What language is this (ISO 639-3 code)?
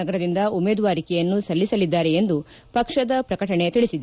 kan